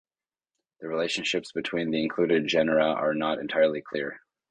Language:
English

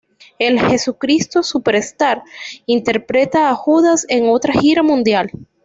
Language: Spanish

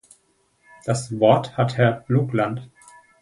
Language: German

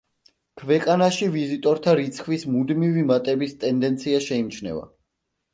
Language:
Georgian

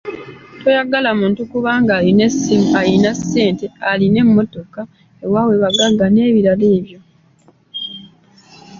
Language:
Ganda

